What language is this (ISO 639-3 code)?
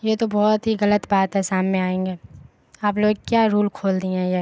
urd